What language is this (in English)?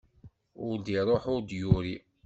Kabyle